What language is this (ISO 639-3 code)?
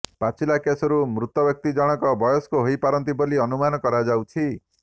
ori